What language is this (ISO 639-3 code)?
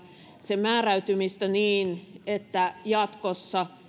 fin